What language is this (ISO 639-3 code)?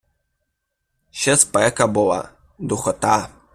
ukr